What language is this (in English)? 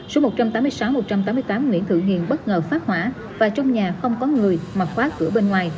Vietnamese